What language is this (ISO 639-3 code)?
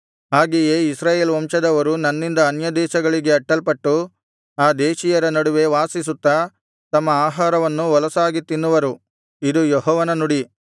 kan